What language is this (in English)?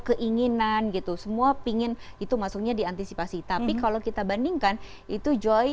Indonesian